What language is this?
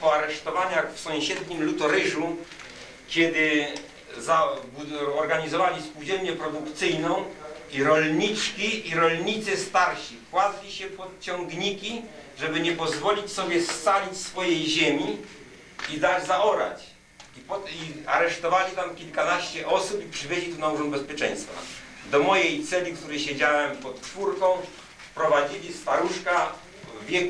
Polish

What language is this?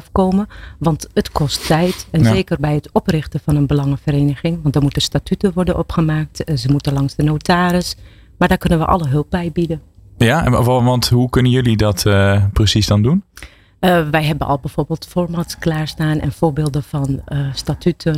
Dutch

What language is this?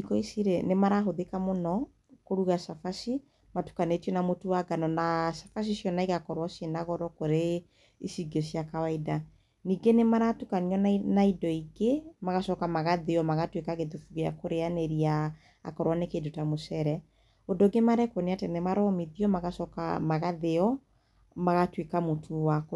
Kikuyu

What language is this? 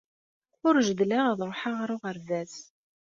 Kabyle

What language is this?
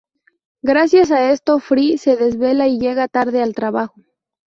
Spanish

